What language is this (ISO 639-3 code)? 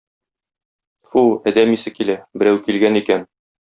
tat